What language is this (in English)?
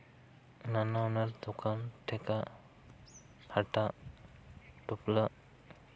Santali